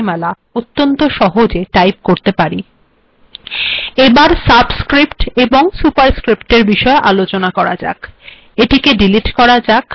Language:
Bangla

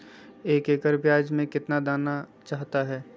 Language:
Magahi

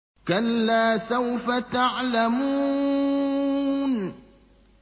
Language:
Arabic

